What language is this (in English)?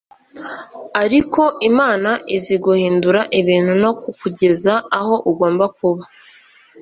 Kinyarwanda